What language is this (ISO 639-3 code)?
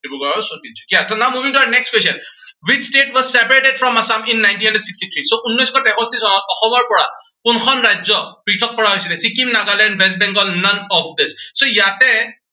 asm